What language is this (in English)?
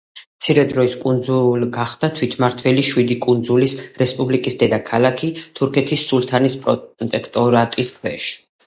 Georgian